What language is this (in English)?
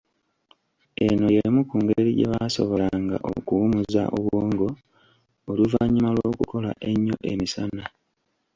Ganda